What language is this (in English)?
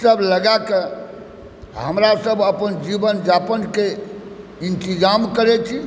Maithili